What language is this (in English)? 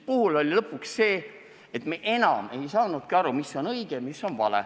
Estonian